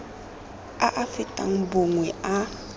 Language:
Tswana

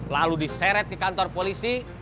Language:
Indonesian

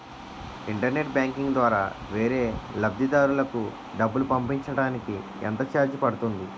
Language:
Telugu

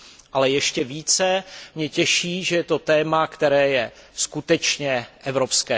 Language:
Czech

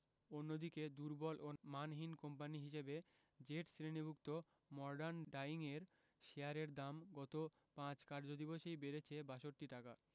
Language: Bangla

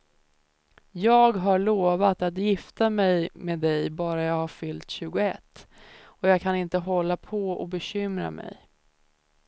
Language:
Swedish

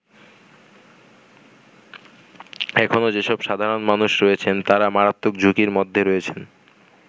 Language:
Bangla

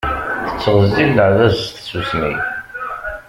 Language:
Kabyle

